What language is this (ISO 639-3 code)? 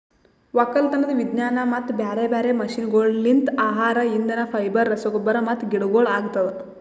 kan